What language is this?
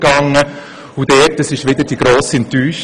Swiss German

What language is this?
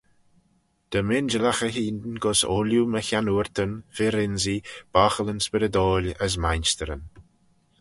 Manx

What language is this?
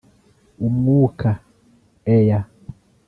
Kinyarwanda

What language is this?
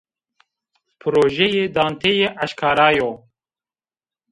Zaza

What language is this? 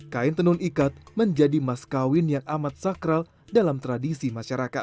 Indonesian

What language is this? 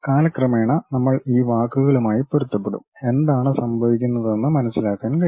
Malayalam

